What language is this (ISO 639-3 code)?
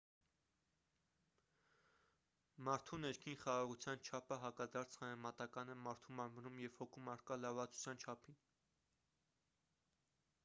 hye